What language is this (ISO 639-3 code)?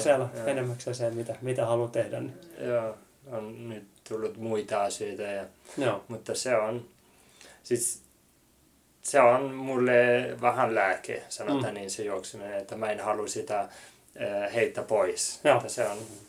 fin